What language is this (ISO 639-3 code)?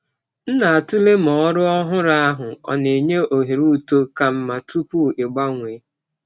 ibo